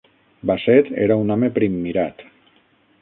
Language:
Catalan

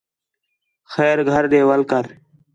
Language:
Khetrani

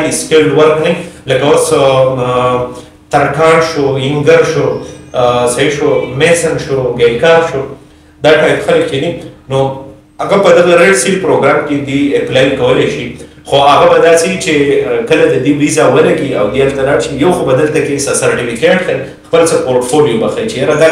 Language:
Romanian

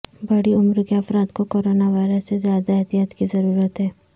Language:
Urdu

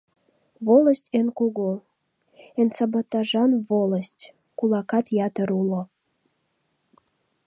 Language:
Mari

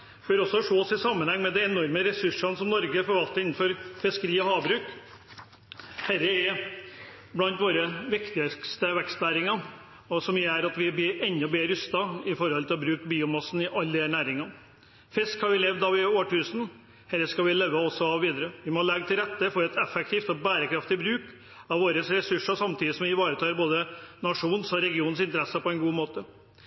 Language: Norwegian Bokmål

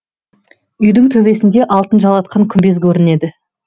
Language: Kazakh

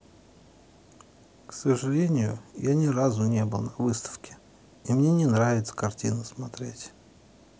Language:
Russian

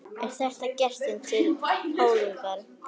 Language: Icelandic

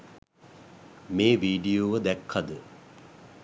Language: Sinhala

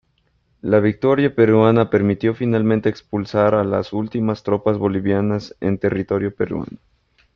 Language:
Spanish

